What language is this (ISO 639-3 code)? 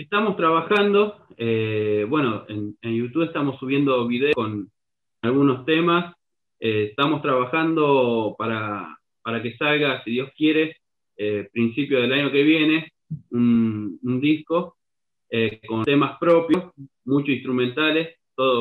spa